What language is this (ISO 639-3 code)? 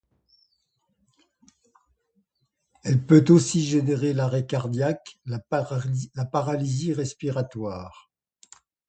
fra